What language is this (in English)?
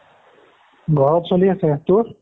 Assamese